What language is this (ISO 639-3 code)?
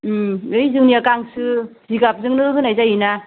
brx